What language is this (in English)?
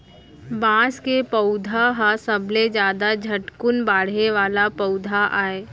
Chhattisgarhi